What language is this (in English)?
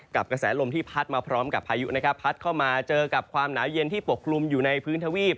Thai